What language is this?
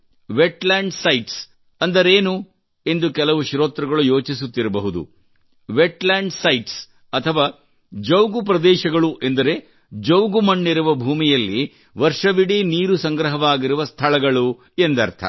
Kannada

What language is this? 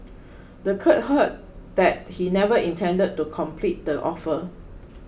English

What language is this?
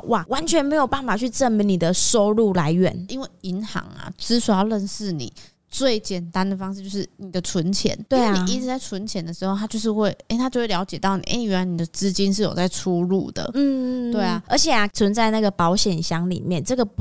Chinese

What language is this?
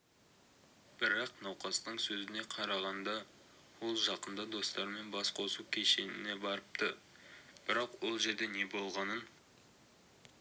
Kazakh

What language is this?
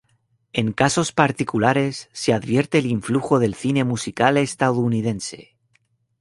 Spanish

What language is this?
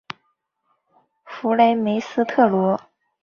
Chinese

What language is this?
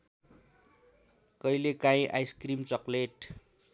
Nepali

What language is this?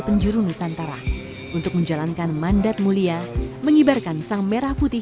Indonesian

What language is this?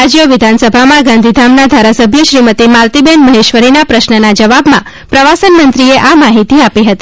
Gujarati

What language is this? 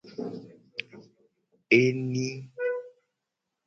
Gen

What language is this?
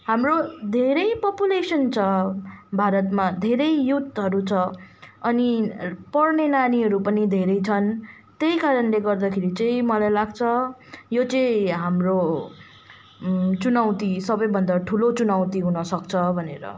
Nepali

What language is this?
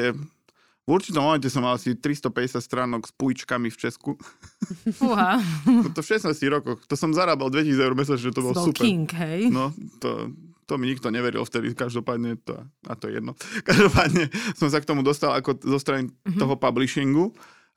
Slovak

